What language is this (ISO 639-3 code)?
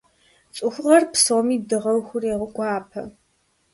kbd